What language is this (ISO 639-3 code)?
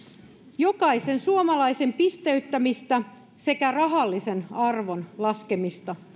fin